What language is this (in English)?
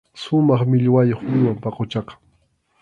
Arequipa-La Unión Quechua